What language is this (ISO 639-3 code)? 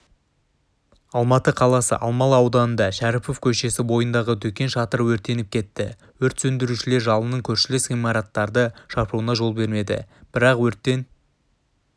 kaz